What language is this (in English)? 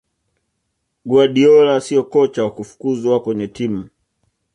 Swahili